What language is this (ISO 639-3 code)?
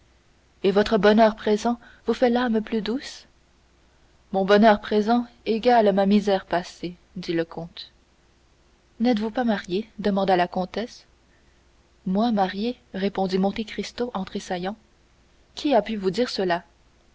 fra